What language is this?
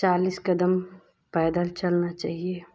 Hindi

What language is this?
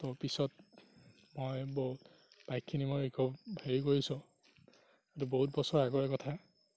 Assamese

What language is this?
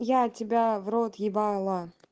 Russian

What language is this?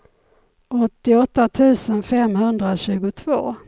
Swedish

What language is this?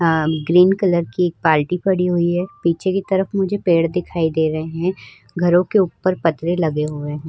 Hindi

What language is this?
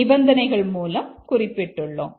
Tamil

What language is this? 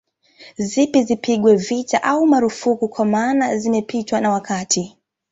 Swahili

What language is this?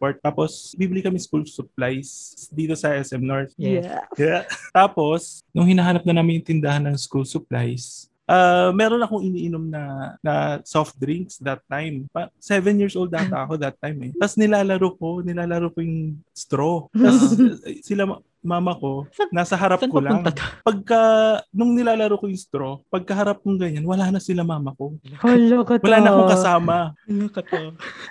Filipino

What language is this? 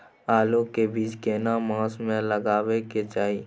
Maithili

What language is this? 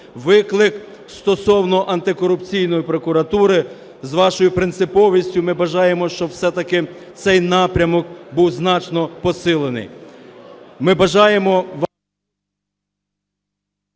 Ukrainian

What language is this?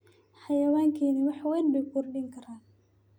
Somali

